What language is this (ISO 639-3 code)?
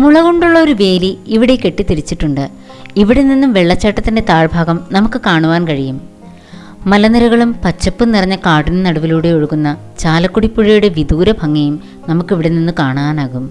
mal